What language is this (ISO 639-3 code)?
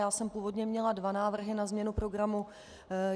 ces